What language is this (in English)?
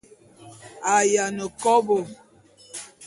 Bulu